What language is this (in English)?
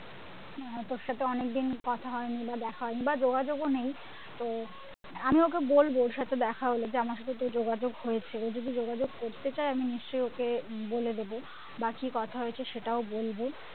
Bangla